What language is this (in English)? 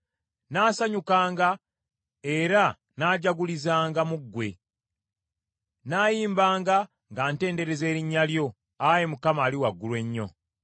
Ganda